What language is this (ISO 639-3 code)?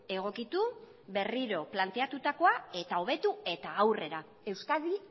eus